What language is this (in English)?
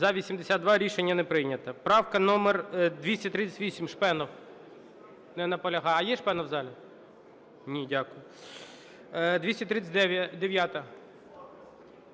Ukrainian